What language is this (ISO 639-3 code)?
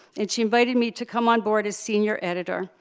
eng